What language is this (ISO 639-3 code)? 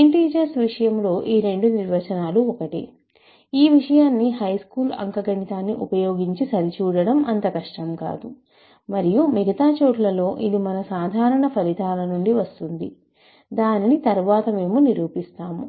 tel